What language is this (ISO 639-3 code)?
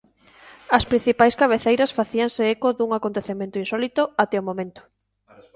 glg